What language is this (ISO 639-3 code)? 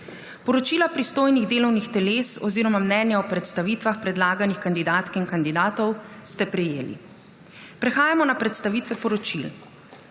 slv